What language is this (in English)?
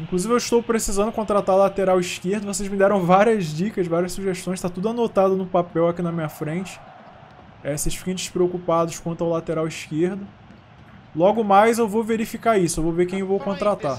Portuguese